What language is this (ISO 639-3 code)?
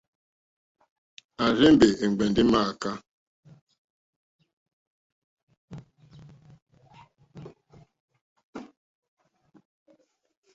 bri